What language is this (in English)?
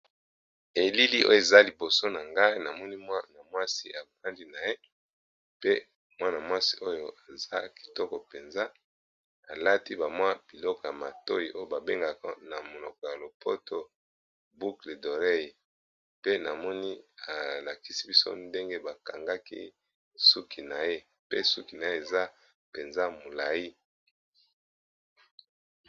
Lingala